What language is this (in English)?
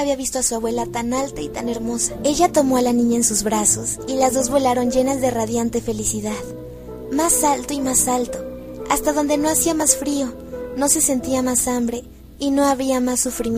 Spanish